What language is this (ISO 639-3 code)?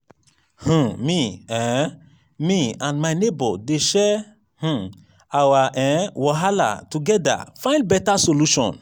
pcm